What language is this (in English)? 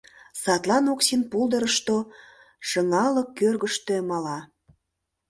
Mari